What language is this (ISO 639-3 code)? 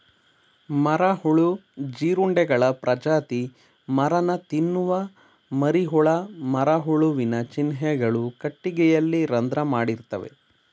kan